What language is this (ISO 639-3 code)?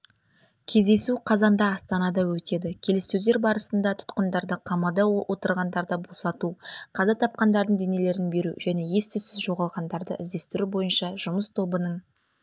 kaz